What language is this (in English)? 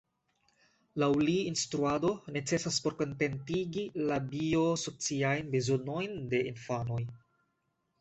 Esperanto